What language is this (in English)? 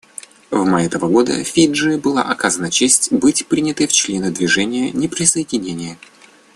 Russian